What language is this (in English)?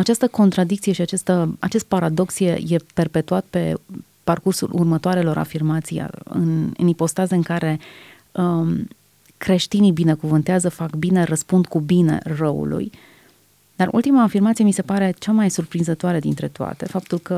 Romanian